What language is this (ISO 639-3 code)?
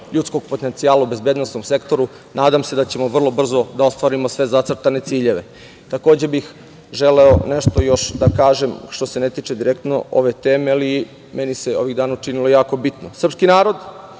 srp